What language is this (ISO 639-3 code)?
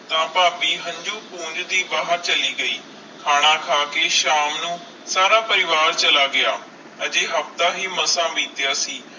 pan